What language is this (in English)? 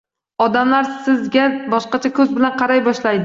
Uzbek